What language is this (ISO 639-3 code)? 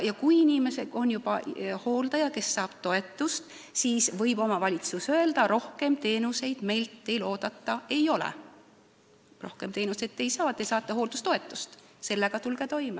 est